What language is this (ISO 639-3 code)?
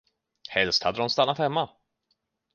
swe